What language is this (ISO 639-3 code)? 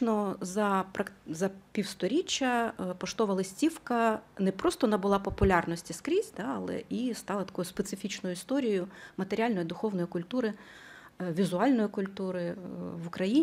ukr